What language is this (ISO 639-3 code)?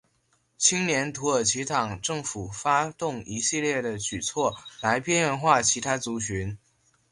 zho